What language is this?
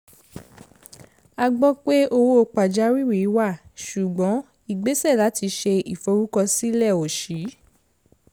Yoruba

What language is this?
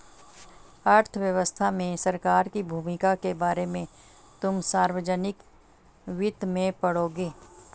Hindi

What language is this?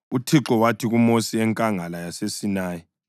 North Ndebele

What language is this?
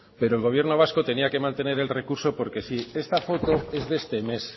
Spanish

